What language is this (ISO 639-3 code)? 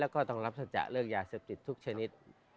tha